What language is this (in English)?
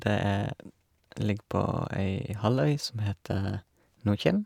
Norwegian